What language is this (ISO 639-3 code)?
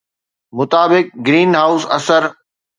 snd